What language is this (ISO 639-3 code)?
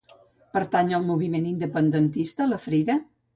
cat